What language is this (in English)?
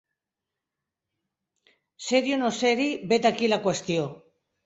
Catalan